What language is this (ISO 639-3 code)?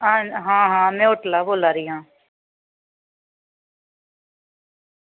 doi